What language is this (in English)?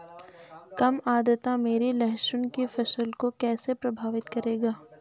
Hindi